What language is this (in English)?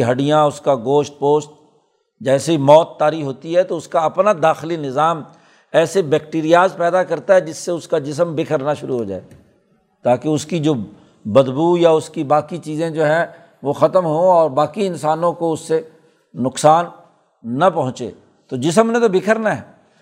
Urdu